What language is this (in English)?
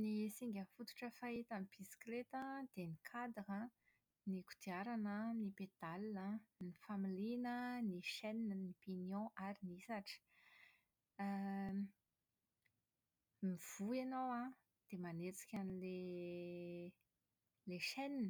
Malagasy